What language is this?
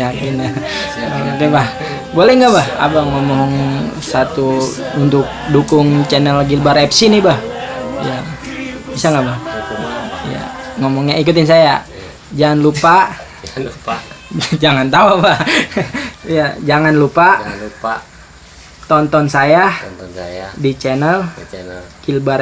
Indonesian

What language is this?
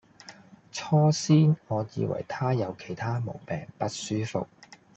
Cantonese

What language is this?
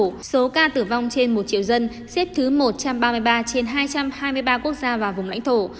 Vietnamese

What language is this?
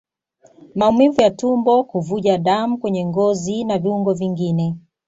Swahili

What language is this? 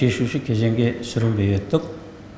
Kazakh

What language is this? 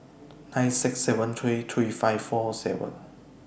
English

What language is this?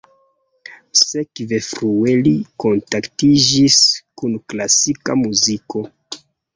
Esperanto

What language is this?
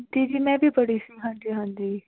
Punjabi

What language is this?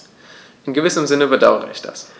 German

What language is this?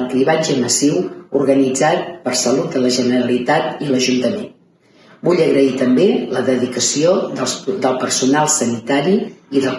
Catalan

